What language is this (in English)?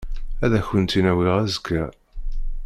Kabyle